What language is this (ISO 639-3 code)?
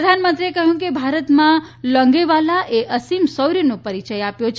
guj